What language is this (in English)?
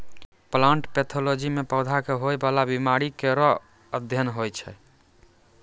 Maithili